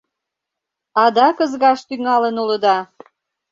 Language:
Mari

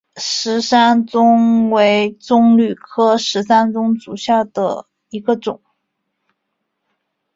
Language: Chinese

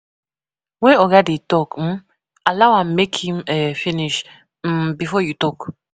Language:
Nigerian Pidgin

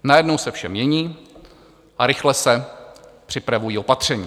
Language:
Czech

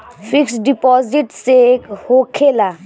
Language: Bhojpuri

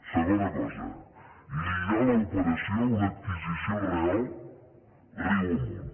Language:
Catalan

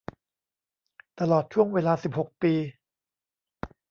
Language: Thai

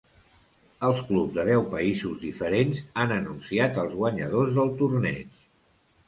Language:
Catalan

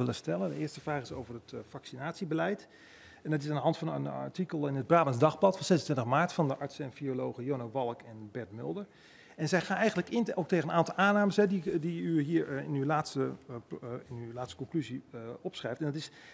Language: Dutch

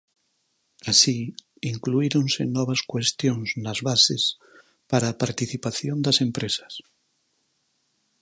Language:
Galician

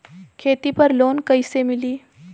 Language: Bhojpuri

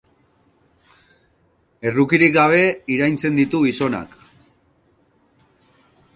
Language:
Basque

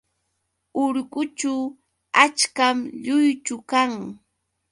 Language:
Yauyos Quechua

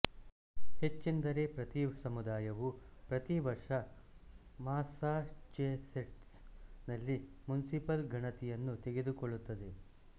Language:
Kannada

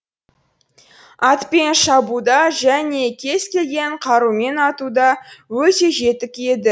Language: Kazakh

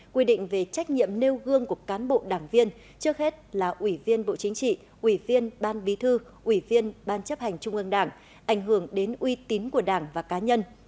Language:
Vietnamese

